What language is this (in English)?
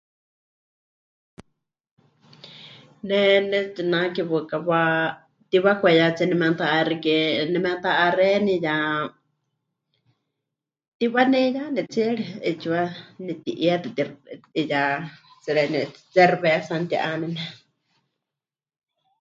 Huichol